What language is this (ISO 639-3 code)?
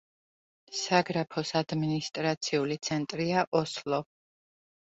kat